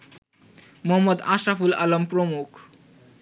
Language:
Bangla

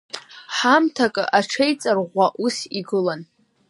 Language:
Abkhazian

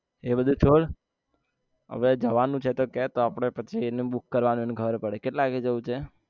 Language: Gujarati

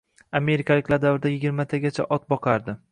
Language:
Uzbek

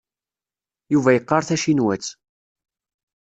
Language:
Kabyle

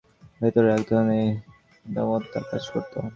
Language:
Bangla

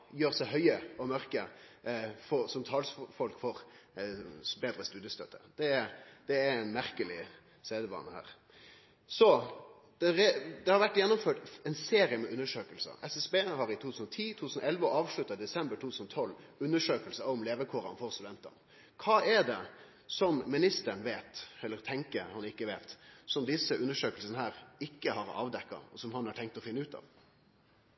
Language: Norwegian Nynorsk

